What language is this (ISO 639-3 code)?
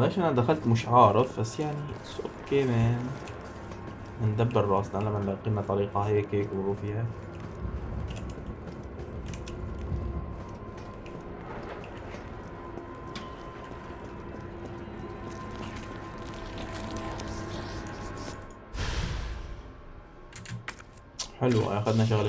ara